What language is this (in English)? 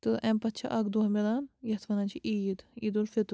Kashmiri